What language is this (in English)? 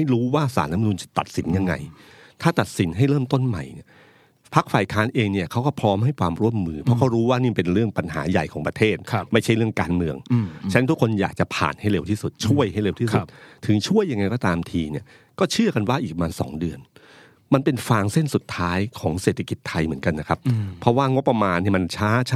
Thai